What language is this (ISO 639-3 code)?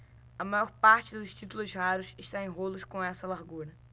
por